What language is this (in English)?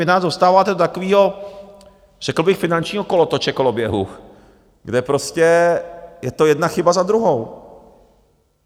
Czech